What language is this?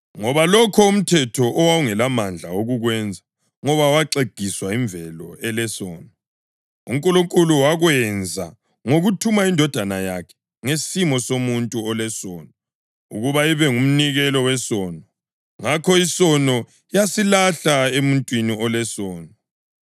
North Ndebele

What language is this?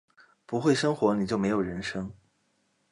Chinese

